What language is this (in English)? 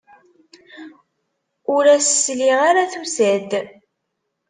Kabyle